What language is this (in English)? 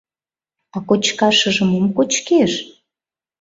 Mari